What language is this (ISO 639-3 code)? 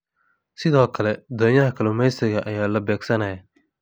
som